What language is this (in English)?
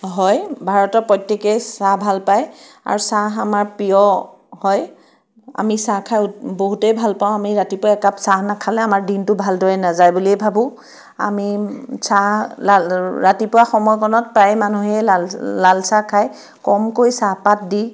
Assamese